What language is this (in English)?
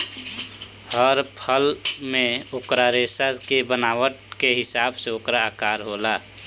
Bhojpuri